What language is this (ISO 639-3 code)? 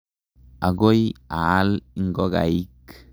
kln